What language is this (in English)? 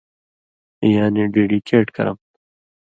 Indus Kohistani